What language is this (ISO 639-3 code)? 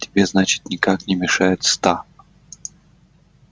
rus